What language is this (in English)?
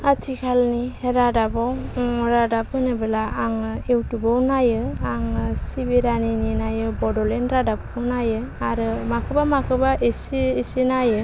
Bodo